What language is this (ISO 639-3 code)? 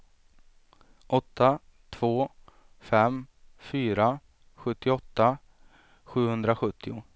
swe